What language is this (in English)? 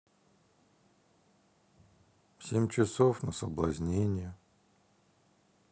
Russian